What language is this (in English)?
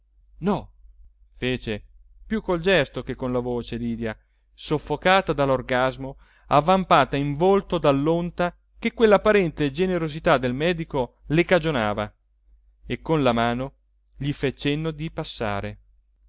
Italian